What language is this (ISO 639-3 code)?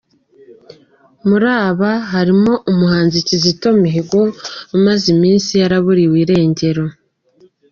kin